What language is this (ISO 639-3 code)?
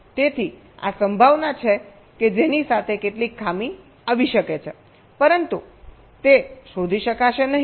guj